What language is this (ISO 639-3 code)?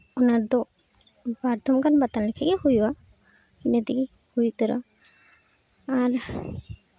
sat